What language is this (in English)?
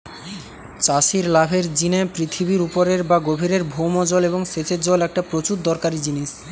Bangla